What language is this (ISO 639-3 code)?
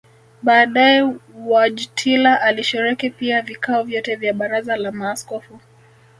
swa